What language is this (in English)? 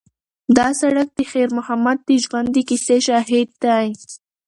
Pashto